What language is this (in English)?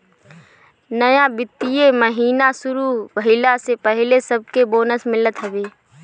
Bhojpuri